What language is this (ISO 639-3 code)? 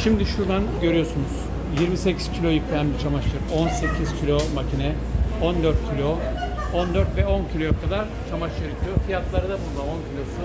tur